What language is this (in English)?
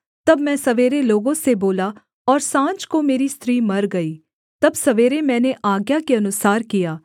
Hindi